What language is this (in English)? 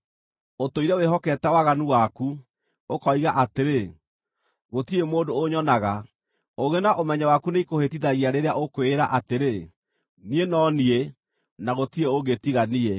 Kikuyu